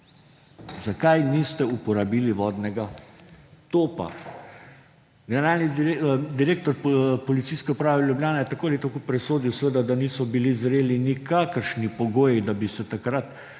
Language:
Slovenian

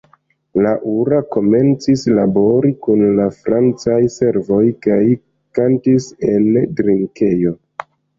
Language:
Esperanto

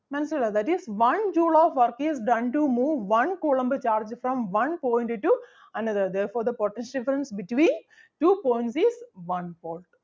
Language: Malayalam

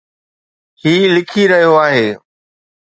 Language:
Sindhi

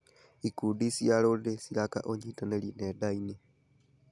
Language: Kikuyu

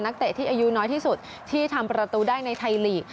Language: Thai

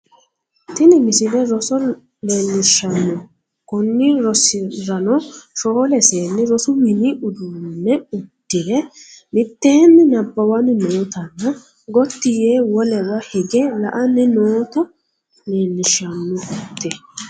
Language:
Sidamo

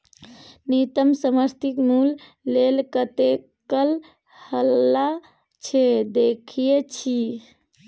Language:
Maithili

